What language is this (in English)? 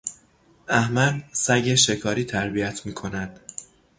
Persian